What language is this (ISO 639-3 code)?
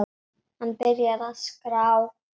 isl